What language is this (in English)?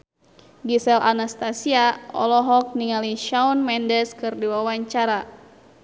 Sundanese